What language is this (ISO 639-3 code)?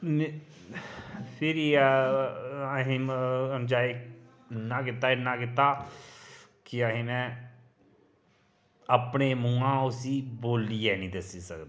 doi